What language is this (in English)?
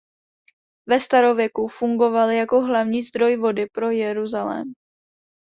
Czech